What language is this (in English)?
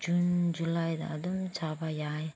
Manipuri